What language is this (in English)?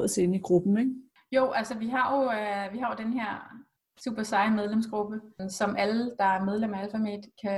Danish